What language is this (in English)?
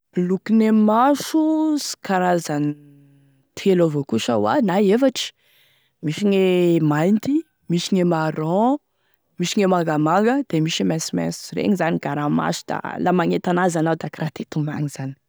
Tesaka Malagasy